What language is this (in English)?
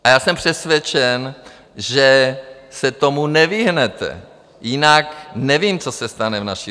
Czech